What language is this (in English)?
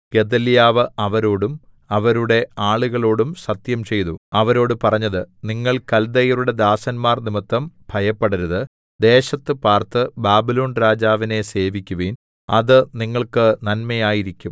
Malayalam